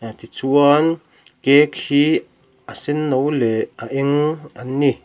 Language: Mizo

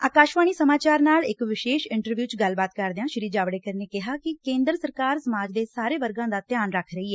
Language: Punjabi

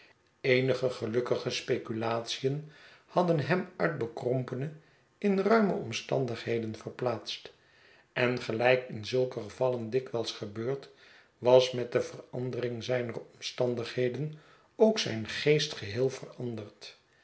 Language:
Dutch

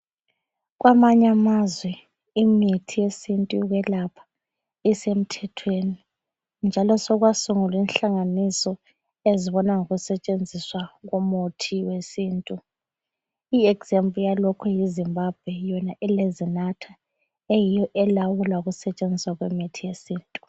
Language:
North Ndebele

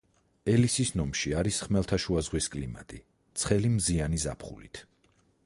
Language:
Georgian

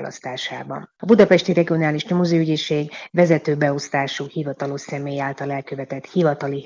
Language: Hungarian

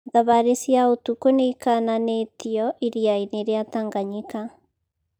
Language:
Kikuyu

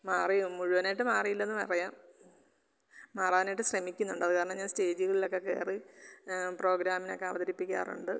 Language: Malayalam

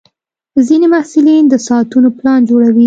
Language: Pashto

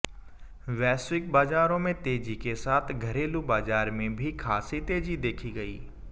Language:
Hindi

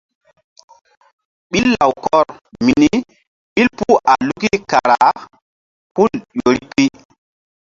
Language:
Mbum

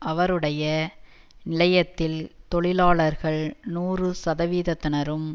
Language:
Tamil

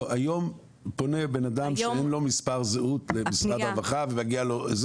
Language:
Hebrew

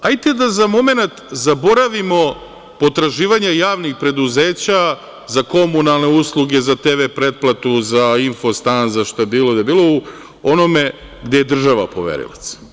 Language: Serbian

